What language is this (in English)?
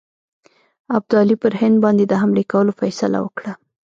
Pashto